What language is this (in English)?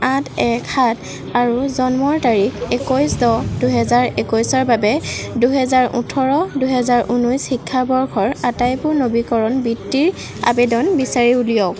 Assamese